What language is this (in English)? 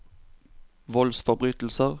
Norwegian